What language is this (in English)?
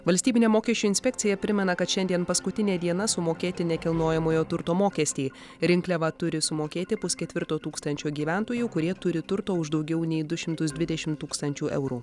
Lithuanian